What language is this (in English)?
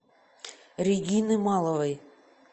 Russian